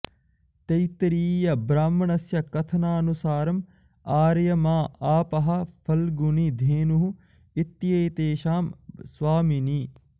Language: Sanskrit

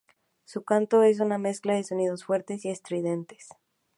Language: Spanish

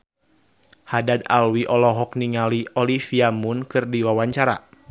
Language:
Sundanese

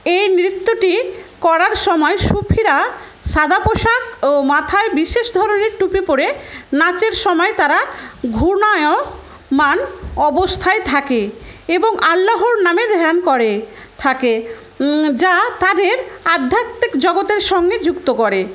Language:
Bangla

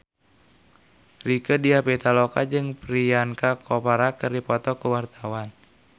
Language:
Sundanese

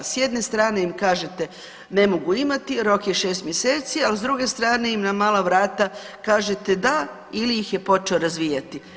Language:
Croatian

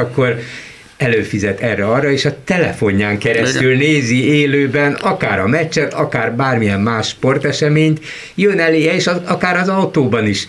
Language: Hungarian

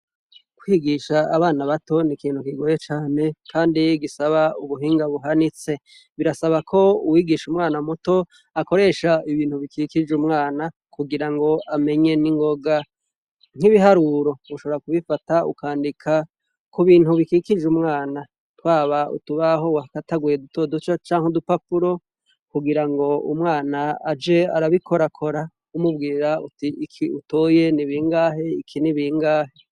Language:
Rundi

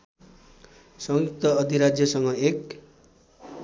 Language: Nepali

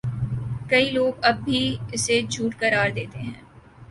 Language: Urdu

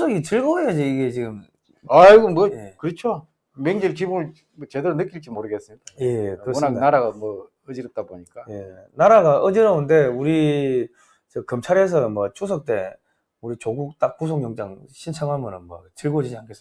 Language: Korean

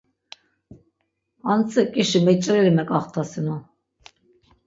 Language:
Laz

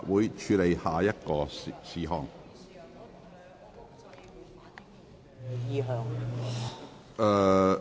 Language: Cantonese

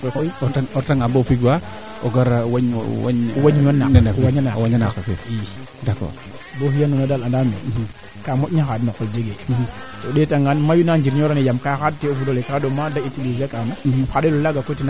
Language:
Serer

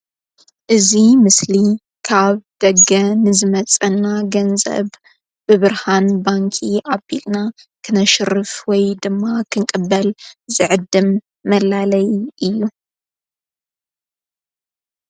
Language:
Tigrinya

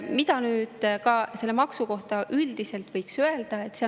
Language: Estonian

